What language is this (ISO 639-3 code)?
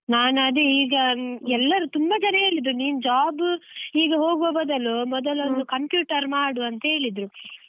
kan